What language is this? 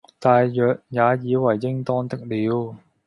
Cantonese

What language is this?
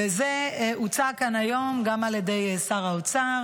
Hebrew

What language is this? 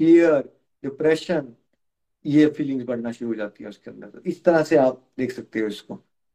Hindi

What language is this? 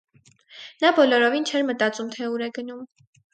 Armenian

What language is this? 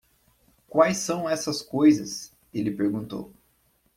Portuguese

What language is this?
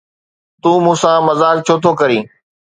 Sindhi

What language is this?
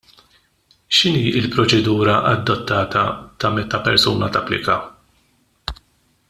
Maltese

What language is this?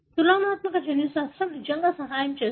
Telugu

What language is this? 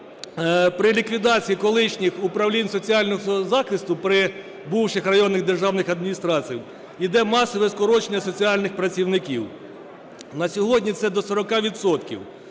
Ukrainian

